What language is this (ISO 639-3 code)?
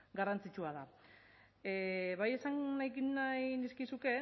eus